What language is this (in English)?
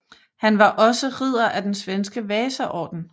Danish